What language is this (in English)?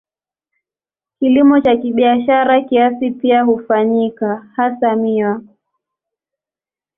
Swahili